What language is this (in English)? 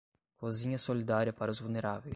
Portuguese